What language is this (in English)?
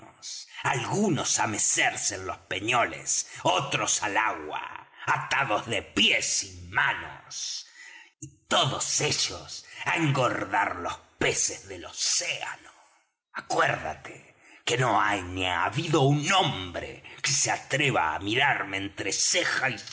Spanish